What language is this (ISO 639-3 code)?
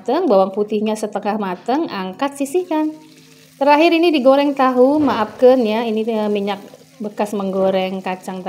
ind